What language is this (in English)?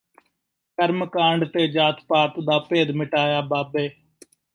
Punjabi